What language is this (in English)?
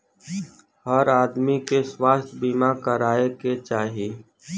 Bhojpuri